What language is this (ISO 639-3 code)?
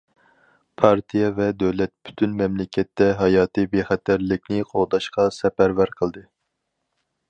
uig